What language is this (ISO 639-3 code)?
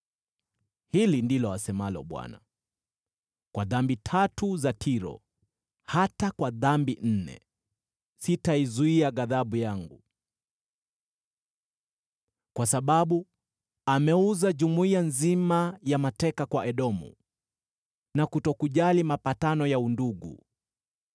swa